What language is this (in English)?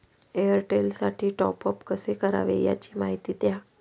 Marathi